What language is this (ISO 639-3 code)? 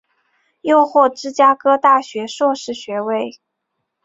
zho